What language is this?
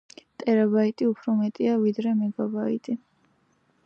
Georgian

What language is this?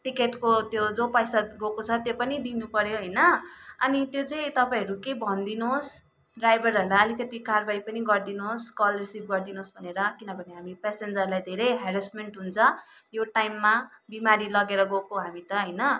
Nepali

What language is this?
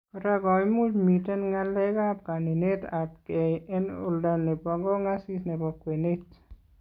Kalenjin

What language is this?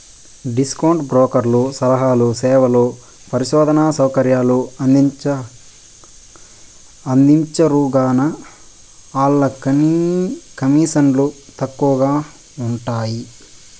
Telugu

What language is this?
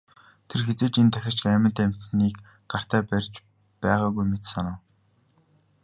Mongolian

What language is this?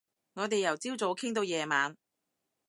Cantonese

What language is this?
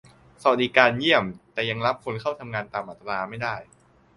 Thai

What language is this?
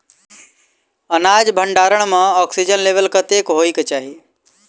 Maithili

